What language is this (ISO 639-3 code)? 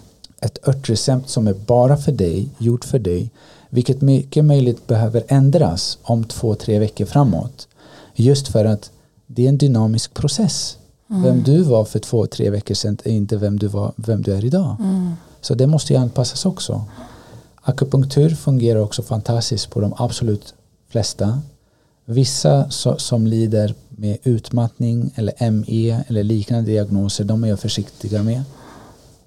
swe